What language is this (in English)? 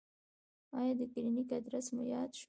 Pashto